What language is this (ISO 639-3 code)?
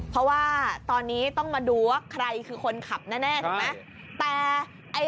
tha